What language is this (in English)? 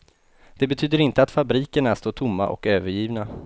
Swedish